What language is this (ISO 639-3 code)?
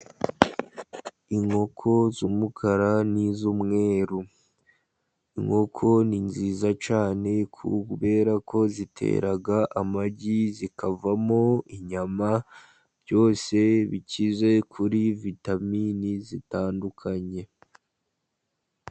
kin